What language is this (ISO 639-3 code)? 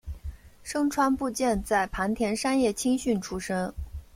zho